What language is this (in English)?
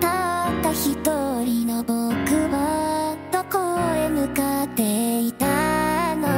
Japanese